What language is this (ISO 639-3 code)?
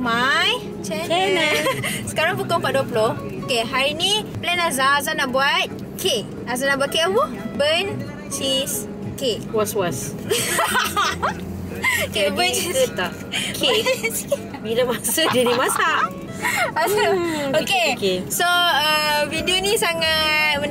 msa